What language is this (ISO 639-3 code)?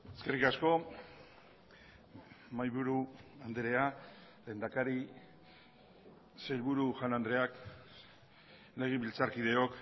eus